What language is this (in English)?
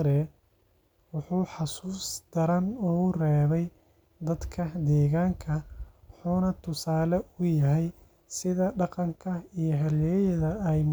Somali